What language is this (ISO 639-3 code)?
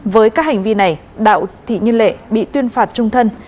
vie